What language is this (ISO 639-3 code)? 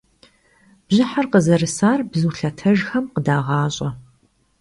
kbd